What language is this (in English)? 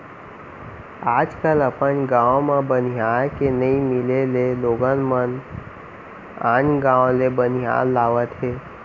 Chhattisgarhi